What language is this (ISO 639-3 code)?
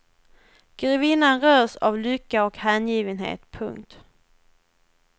swe